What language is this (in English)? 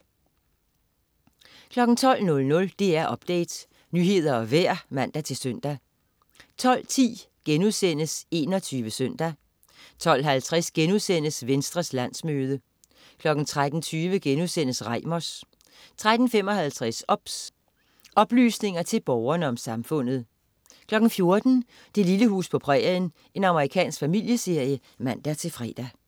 Danish